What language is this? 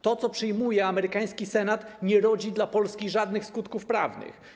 Polish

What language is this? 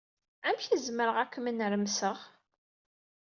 Kabyle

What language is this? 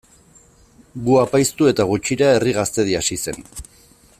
Basque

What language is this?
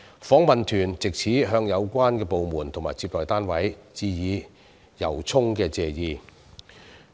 Cantonese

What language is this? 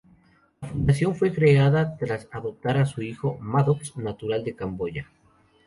Spanish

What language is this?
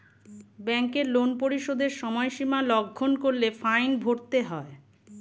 Bangla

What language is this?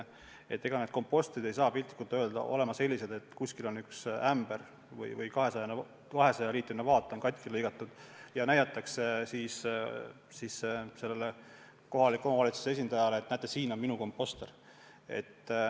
Estonian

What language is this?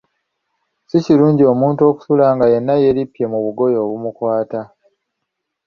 Ganda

